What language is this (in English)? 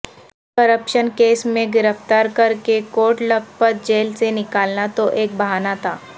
Urdu